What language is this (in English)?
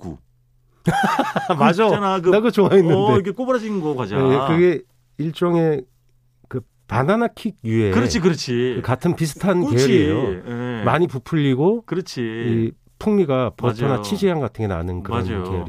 Korean